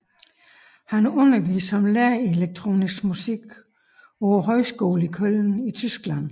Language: Danish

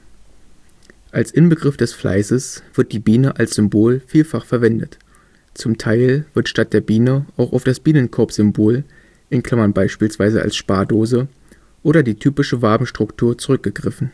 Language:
German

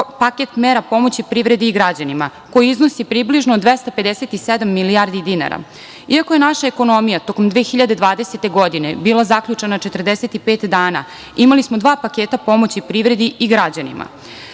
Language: Serbian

